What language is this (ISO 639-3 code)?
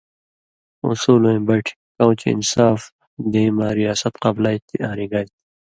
mvy